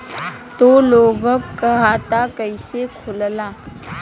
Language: Bhojpuri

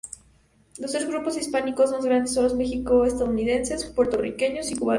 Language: Spanish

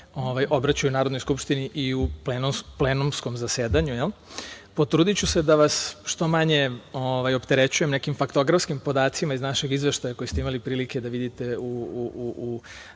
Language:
Serbian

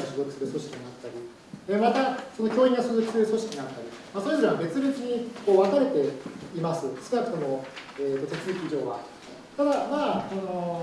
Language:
Japanese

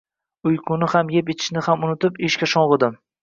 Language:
Uzbek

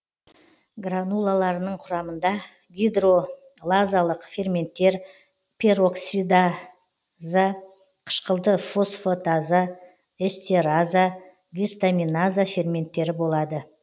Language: Kazakh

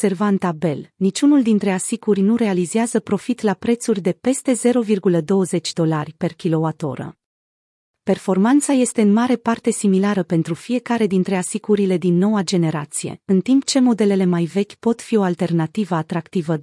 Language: Romanian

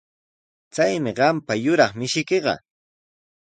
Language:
Sihuas Ancash Quechua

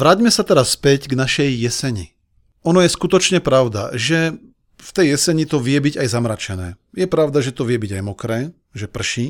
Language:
Slovak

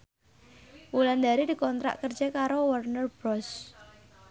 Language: Javanese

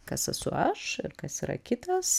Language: Lithuanian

